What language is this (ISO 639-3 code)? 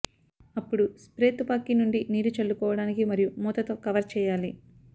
tel